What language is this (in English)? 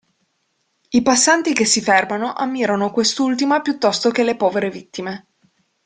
Italian